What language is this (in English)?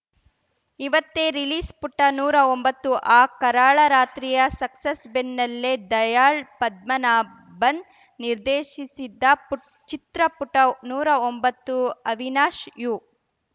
Kannada